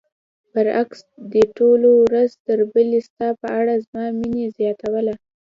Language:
Pashto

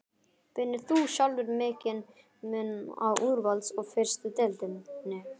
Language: Icelandic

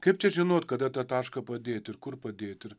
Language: Lithuanian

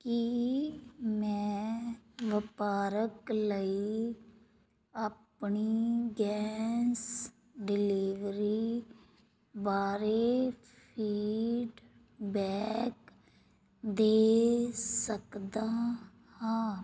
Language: Punjabi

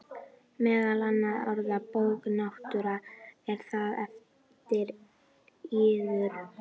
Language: Icelandic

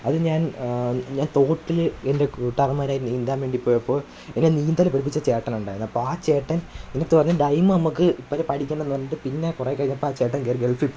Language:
Malayalam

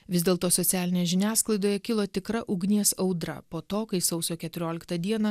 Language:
Lithuanian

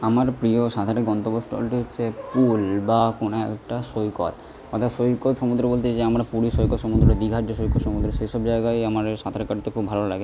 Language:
Bangla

